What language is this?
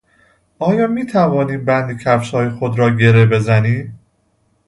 Persian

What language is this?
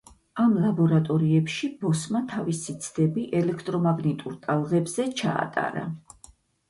Georgian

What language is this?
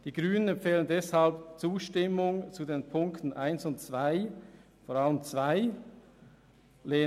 Swiss German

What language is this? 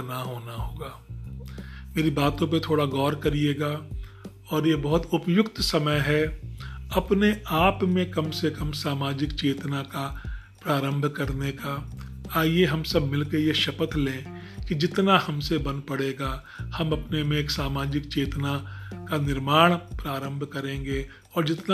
Hindi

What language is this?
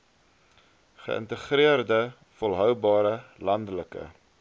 Afrikaans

